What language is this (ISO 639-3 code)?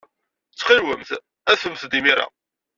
kab